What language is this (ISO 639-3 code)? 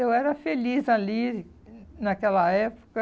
por